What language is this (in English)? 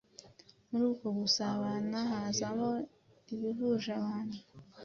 Kinyarwanda